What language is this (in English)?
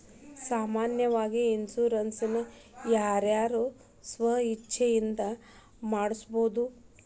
Kannada